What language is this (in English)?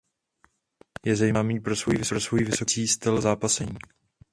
Czech